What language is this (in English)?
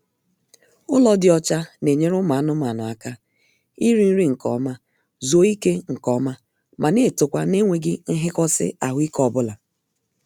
Igbo